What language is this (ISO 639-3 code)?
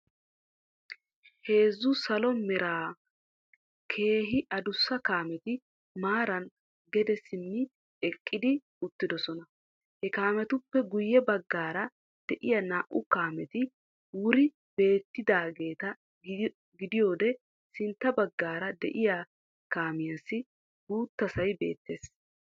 wal